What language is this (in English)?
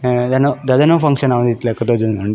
Tulu